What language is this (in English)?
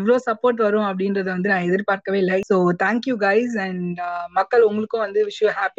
Tamil